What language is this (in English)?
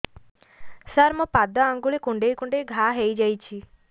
Odia